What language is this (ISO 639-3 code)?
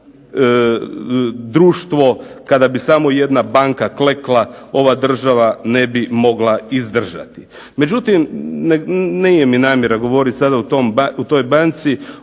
hrv